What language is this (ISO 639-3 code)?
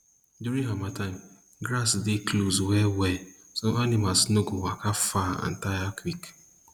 pcm